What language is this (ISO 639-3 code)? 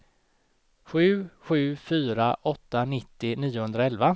swe